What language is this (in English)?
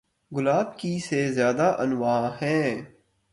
Urdu